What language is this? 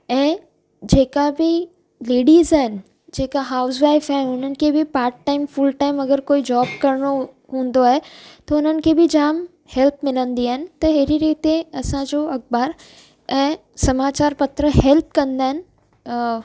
Sindhi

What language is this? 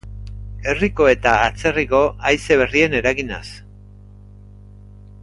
Basque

